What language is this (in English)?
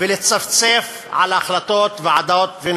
Hebrew